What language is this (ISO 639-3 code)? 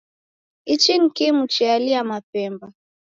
dav